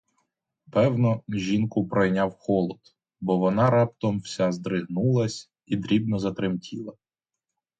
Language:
Ukrainian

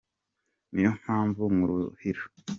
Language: Kinyarwanda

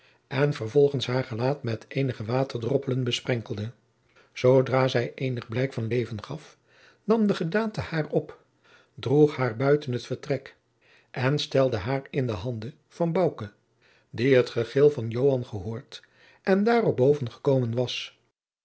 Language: Dutch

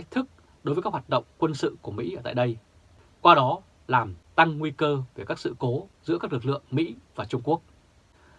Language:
Vietnamese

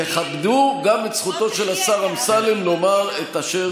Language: Hebrew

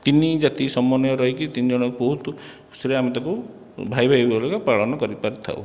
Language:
Odia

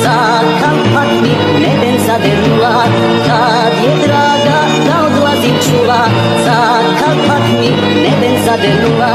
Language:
Romanian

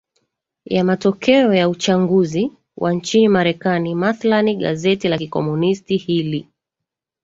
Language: Swahili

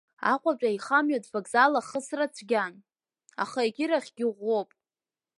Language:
Abkhazian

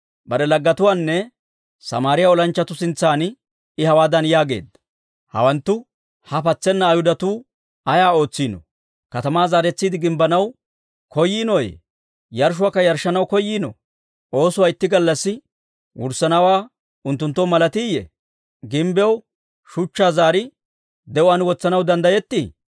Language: Dawro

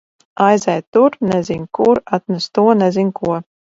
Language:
Latvian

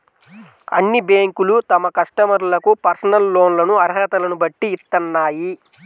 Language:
Telugu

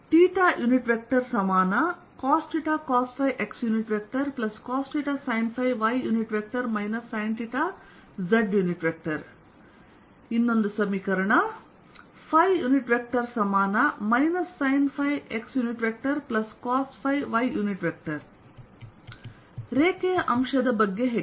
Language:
Kannada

